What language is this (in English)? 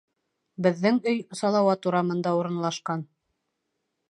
Bashkir